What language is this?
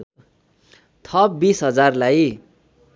Nepali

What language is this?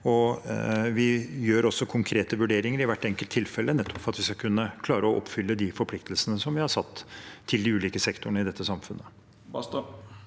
Norwegian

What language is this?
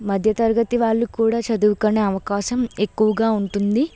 Telugu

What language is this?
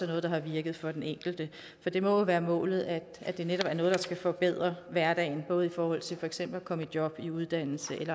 Danish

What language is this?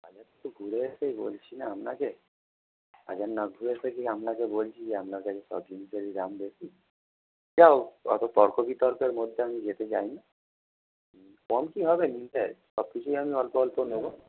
Bangla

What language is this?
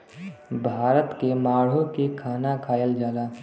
Bhojpuri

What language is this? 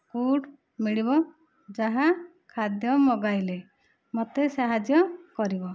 Odia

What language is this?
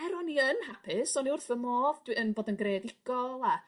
Welsh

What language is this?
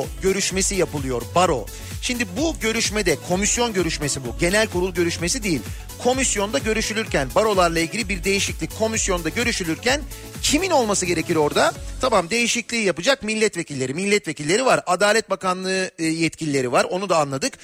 Turkish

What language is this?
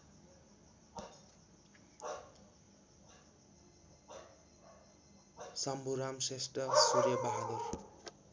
Nepali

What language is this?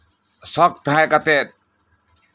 Santali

